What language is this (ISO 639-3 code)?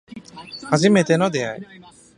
jpn